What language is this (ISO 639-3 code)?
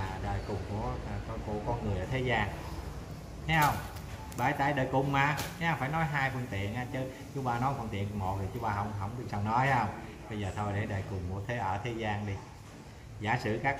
vie